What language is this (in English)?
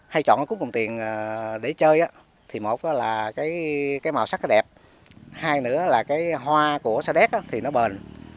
Vietnamese